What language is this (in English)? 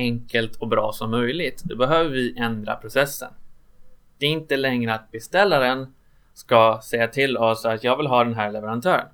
Swedish